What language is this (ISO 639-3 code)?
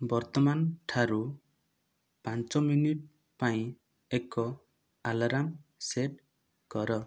ori